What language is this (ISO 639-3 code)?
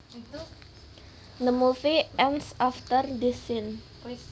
jav